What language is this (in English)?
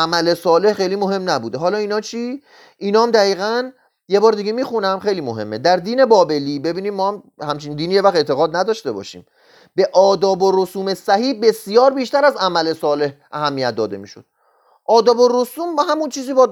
Persian